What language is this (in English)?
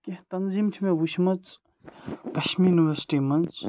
Kashmiri